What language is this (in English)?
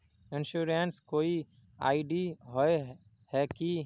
Magahi